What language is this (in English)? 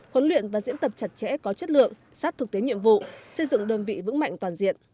Vietnamese